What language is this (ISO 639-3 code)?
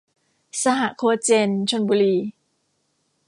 tha